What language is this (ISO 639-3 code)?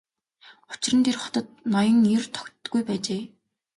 mon